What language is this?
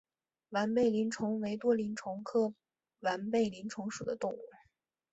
Chinese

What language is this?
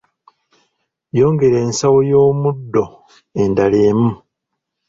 Ganda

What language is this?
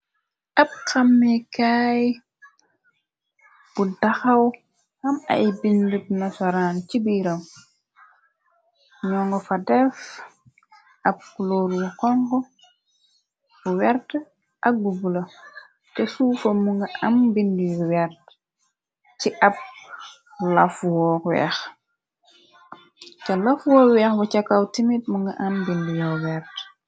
Wolof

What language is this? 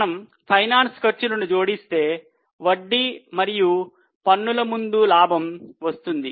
Telugu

